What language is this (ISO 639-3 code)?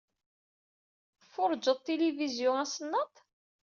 kab